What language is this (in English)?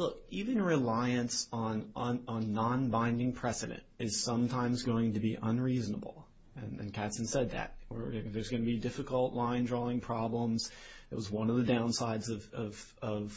English